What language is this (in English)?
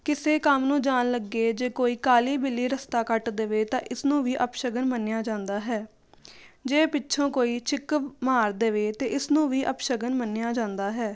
Punjabi